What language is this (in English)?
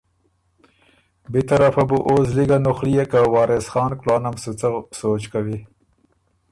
Ormuri